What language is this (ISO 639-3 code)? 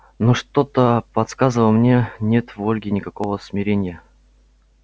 rus